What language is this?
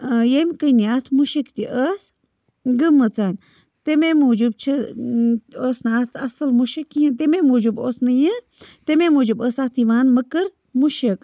Kashmiri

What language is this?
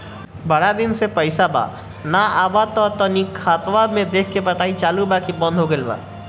Bhojpuri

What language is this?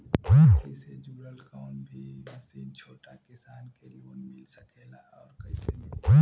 Bhojpuri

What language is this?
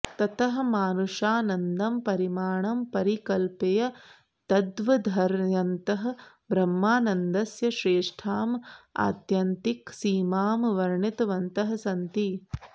Sanskrit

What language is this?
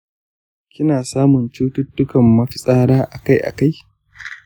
Hausa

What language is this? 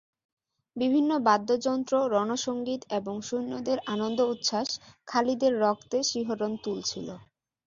Bangla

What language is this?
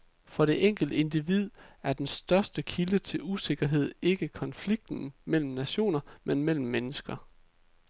Danish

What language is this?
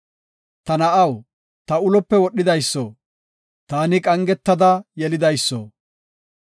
Gofa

